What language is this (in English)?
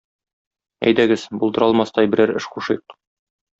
Tatar